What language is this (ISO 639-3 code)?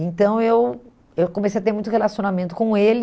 por